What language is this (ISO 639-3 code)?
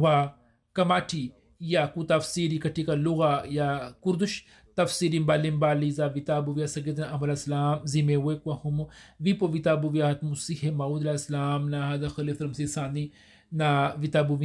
swa